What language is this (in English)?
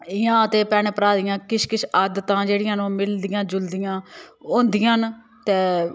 Dogri